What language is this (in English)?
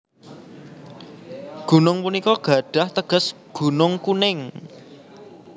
Javanese